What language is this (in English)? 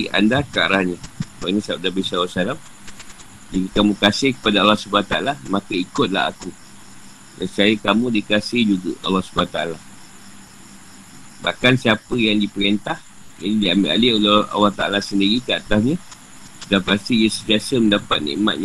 Malay